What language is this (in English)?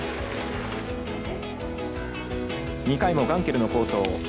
Japanese